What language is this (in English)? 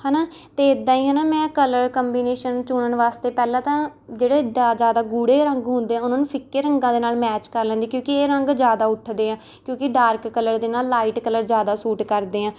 Punjabi